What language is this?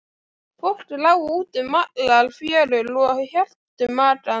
Icelandic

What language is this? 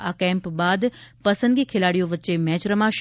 Gujarati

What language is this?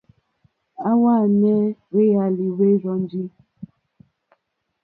Mokpwe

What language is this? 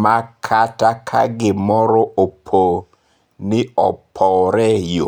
Luo (Kenya and Tanzania)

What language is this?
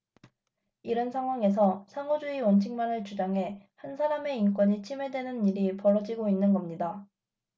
Korean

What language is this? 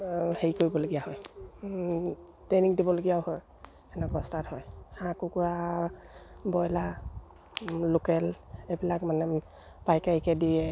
Assamese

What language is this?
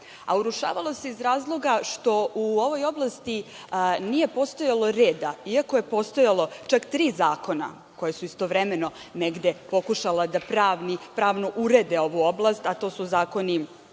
Serbian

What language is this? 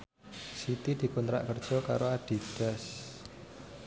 Javanese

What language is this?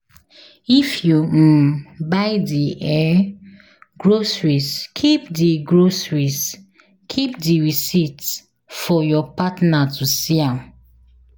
Nigerian Pidgin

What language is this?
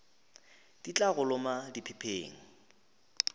Northern Sotho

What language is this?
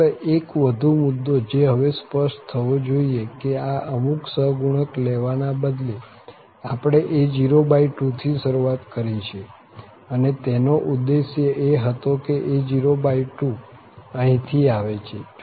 Gujarati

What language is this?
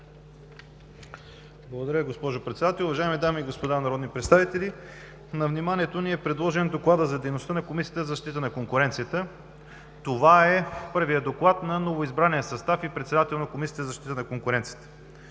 Bulgarian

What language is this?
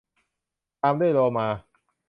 Thai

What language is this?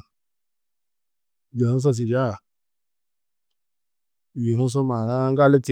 Tedaga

